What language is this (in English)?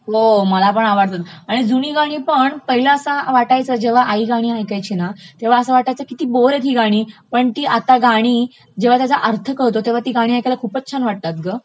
Marathi